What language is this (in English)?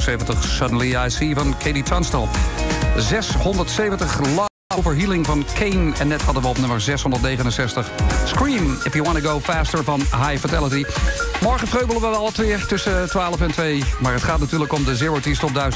Dutch